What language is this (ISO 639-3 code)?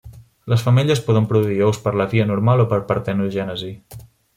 cat